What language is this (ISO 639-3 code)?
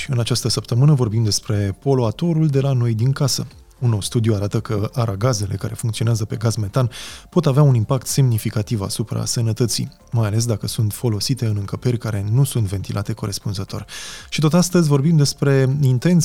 ron